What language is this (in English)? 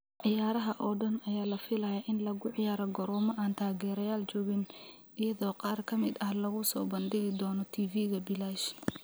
Somali